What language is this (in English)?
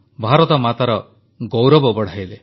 Odia